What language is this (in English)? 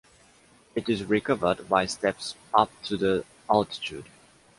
English